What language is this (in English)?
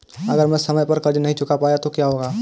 Hindi